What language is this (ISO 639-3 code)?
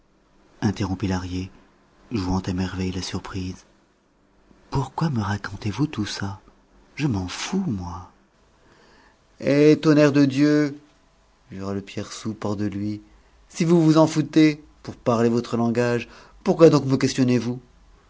fra